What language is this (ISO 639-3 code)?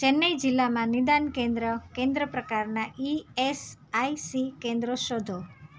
guj